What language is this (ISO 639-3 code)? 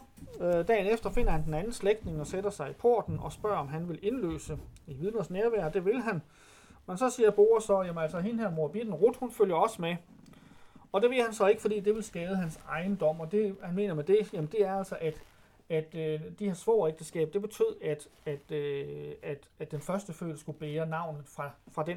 dan